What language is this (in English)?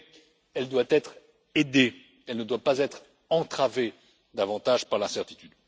French